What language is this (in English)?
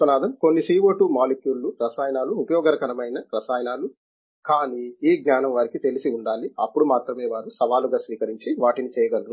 Telugu